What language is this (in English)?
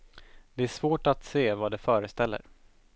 Swedish